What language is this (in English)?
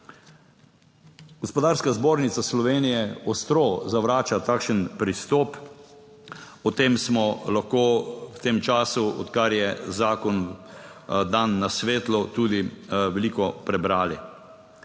Slovenian